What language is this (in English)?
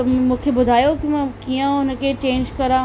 Sindhi